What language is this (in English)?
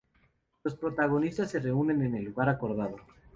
Spanish